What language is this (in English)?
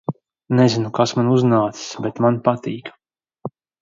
Latvian